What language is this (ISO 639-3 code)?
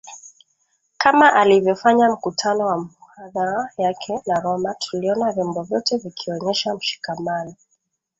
swa